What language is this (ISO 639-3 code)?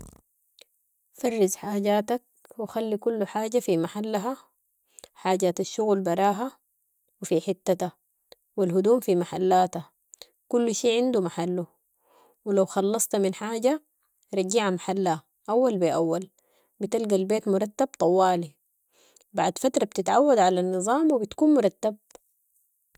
apd